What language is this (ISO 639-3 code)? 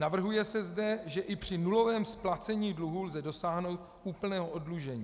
ces